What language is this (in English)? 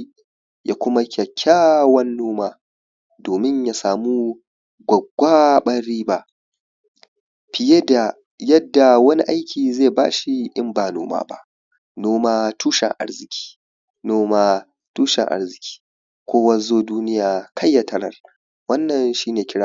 Hausa